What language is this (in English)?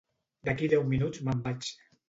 Catalan